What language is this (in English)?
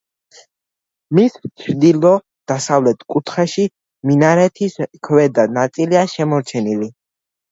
Georgian